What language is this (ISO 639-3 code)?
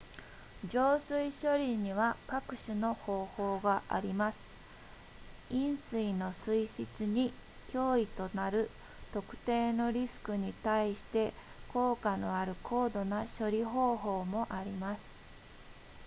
jpn